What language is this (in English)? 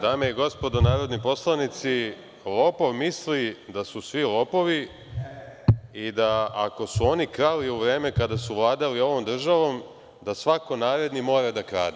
Serbian